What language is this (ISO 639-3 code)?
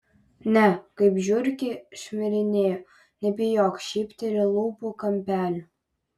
lit